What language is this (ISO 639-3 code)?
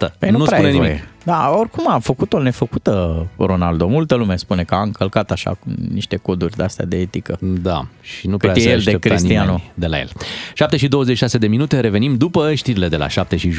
ron